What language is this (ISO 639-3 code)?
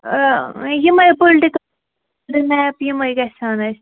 kas